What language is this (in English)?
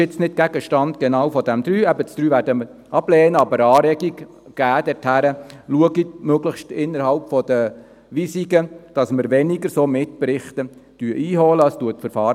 Swiss German